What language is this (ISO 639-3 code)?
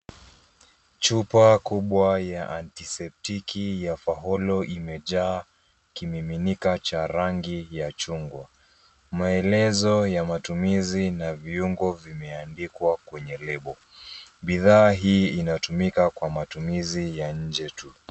swa